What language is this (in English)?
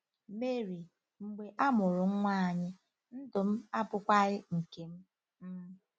Igbo